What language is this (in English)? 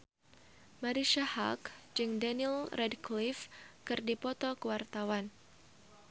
Sundanese